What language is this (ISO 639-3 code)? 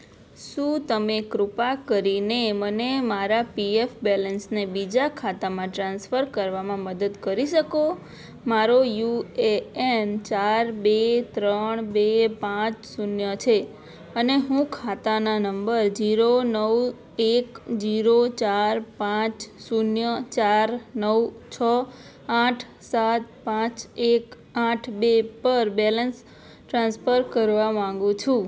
guj